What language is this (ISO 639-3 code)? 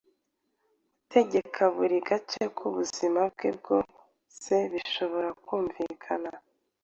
kin